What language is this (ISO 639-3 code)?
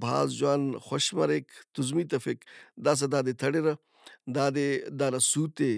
brh